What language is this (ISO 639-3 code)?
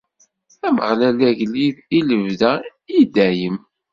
kab